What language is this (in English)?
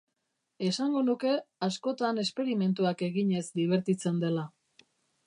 Basque